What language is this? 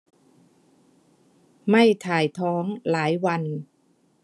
Thai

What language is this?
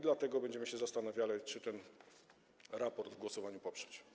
Polish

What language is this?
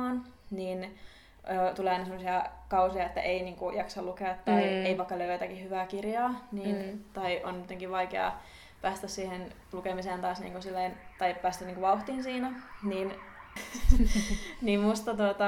Finnish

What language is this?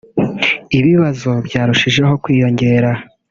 Kinyarwanda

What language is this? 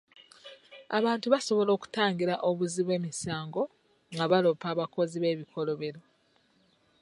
Ganda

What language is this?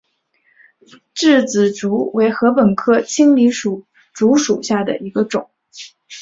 Chinese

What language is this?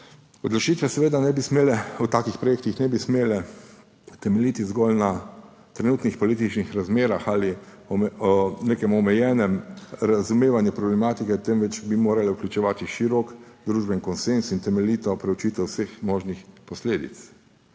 Slovenian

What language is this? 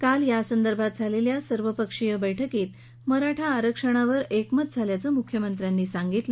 Marathi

